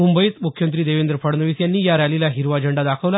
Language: Marathi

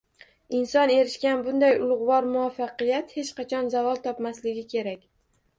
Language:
Uzbek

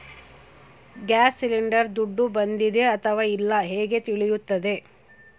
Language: Kannada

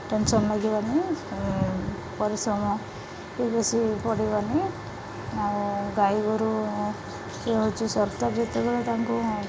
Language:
Odia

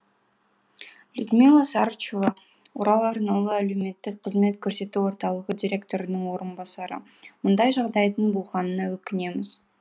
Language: Kazakh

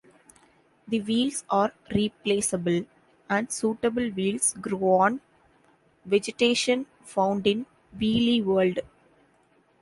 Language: English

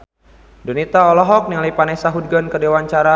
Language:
Sundanese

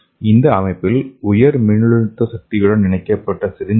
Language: Tamil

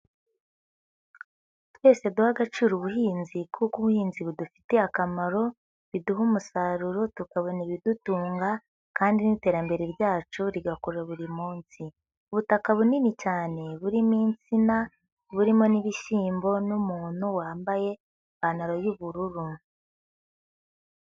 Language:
Kinyarwanda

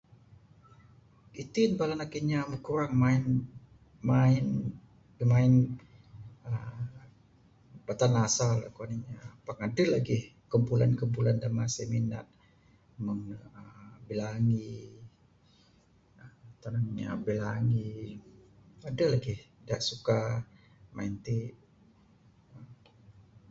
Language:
Bukar-Sadung Bidayuh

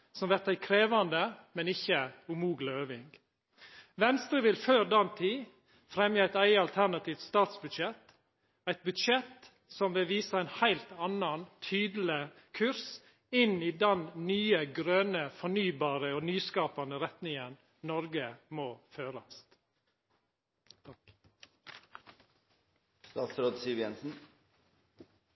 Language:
Norwegian Nynorsk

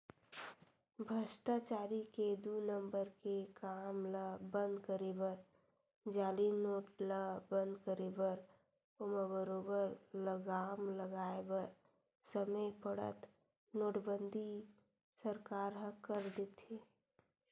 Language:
Chhattisgarhi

